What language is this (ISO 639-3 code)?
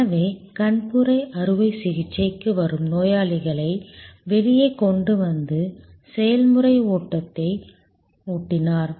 tam